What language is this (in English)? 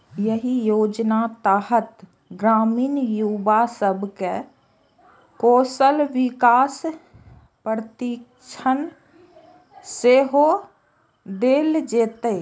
Maithili